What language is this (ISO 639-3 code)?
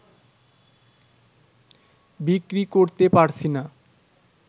ben